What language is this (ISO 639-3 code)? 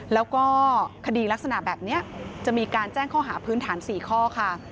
tha